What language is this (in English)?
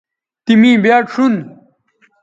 Bateri